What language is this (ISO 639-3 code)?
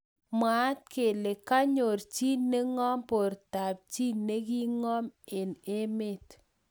kln